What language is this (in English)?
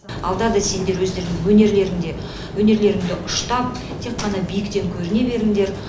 Kazakh